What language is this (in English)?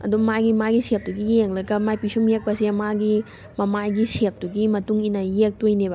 Manipuri